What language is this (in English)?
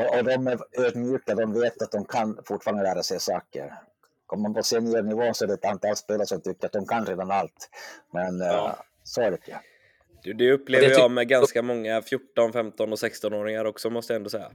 Swedish